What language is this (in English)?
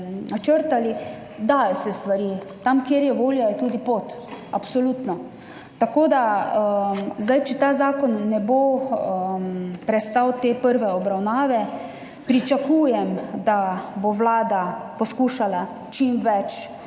Slovenian